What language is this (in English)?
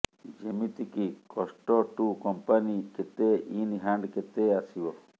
Odia